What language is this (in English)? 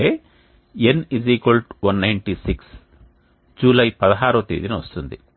Telugu